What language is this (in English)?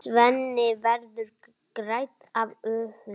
Icelandic